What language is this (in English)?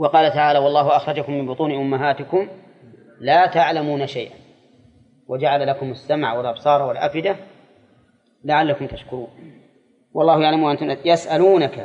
Arabic